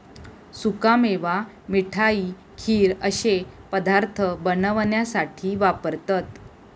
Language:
Marathi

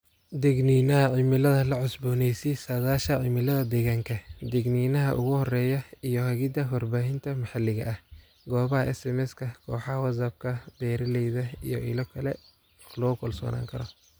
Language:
Somali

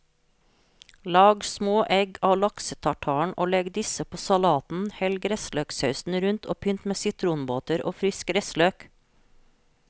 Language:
Norwegian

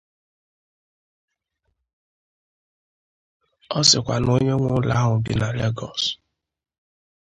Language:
Igbo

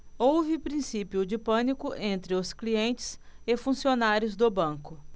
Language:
Portuguese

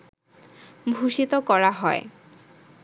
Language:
Bangla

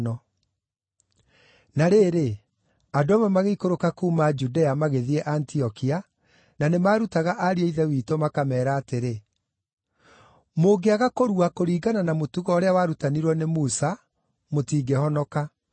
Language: Kikuyu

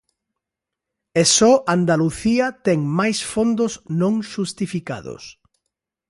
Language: Galician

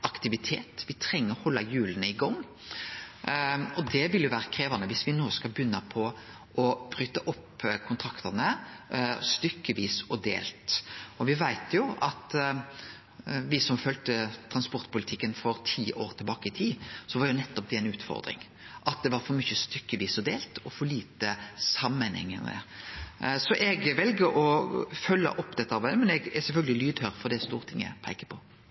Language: Norwegian Nynorsk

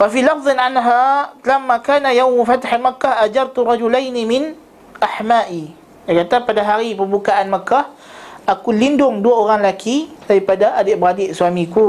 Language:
Malay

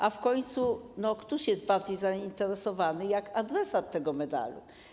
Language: Polish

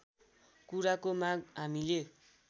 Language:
Nepali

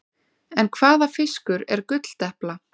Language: Icelandic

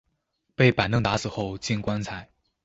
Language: Chinese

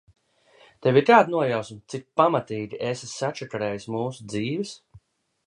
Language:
Latvian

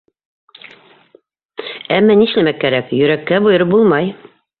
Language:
Bashkir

